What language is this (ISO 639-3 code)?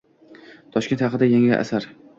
uzb